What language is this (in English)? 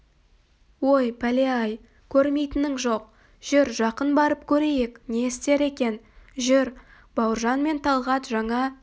Kazakh